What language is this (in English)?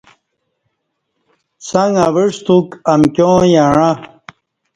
Kati